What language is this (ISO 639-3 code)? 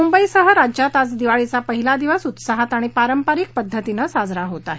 mar